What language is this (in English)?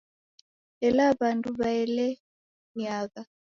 Taita